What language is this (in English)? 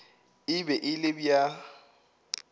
Northern Sotho